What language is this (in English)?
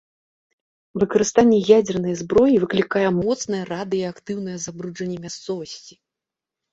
Belarusian